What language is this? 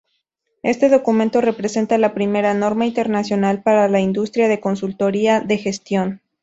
Spanish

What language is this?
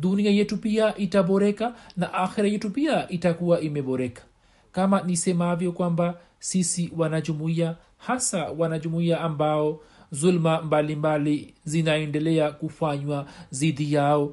Swahili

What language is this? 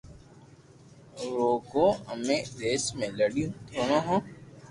Loarki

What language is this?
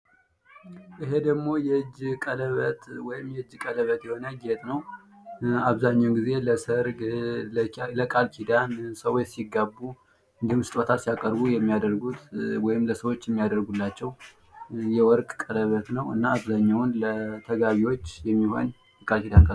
Amharic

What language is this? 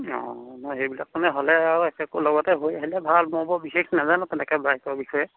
Assamese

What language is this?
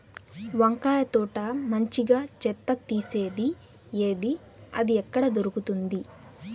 Telugu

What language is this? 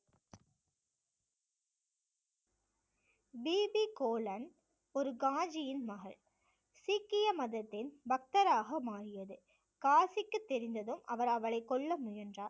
Tamil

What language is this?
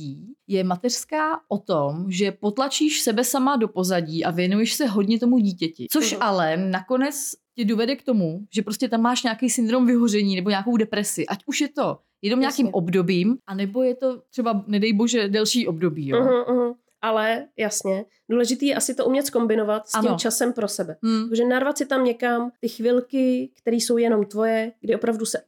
Czech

